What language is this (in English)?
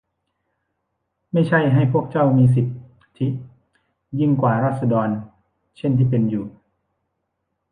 Thai